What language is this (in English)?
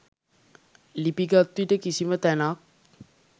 Sinhala